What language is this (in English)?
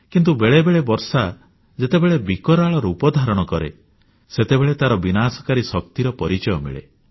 Odia